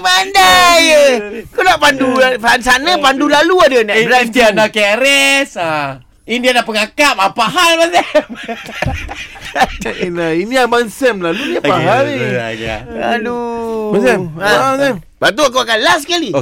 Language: Malay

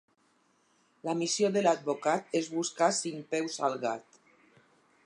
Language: Catalan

